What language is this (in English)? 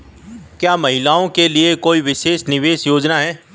Hindi